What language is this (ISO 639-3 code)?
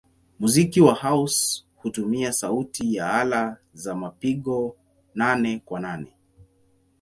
swa